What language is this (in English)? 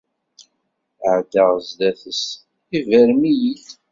Kabyle